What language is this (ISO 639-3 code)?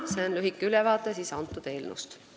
est